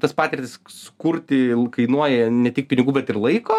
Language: Lithuanian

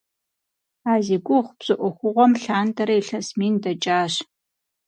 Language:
Kabardian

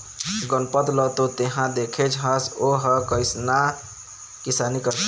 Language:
Chhattisgarhi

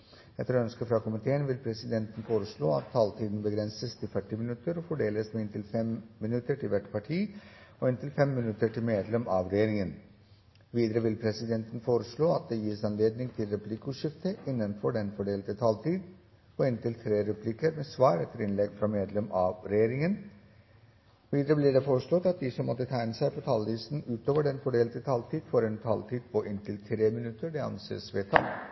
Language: Norwegian Bokmål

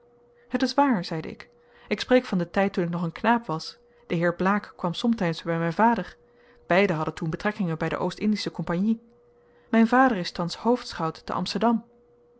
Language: Dutch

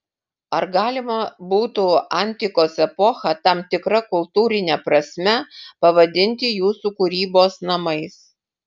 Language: Lithuanian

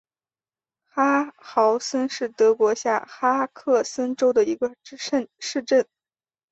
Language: Chinese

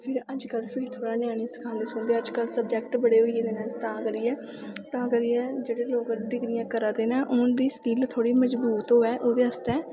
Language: Dogri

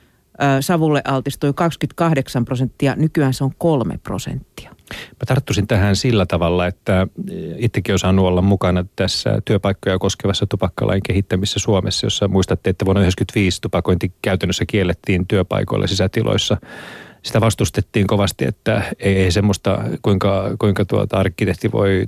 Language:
Finnish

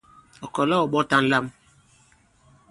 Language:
Bankon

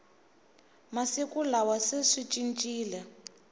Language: Tsonga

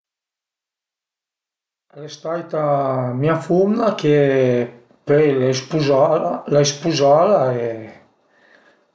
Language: Piedmontese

